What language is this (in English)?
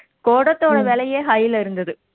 Tamil